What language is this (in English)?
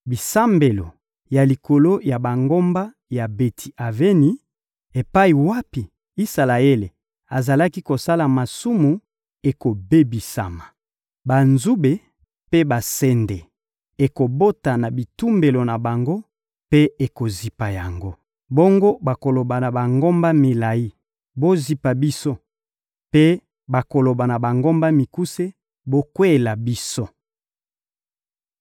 Lingala